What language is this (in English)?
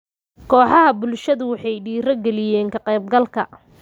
Somali